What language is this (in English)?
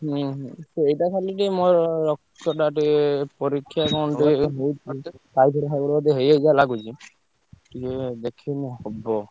Odia